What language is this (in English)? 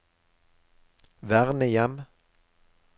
Norwegian